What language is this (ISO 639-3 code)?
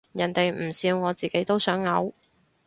yue